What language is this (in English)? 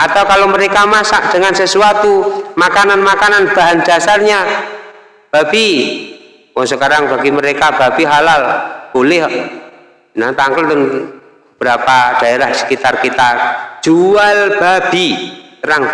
Indonesian